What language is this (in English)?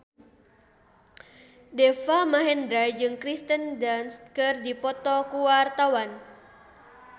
Sundanese